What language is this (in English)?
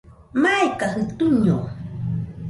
Nüpode Huitoto